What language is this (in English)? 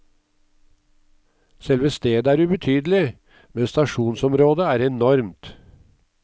Norwegian